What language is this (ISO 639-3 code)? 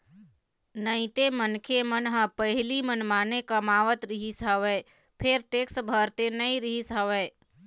hne